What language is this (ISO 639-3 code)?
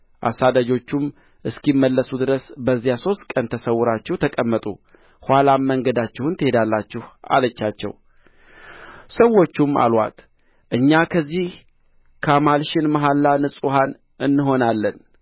amh